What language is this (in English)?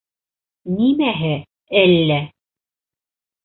Bashkir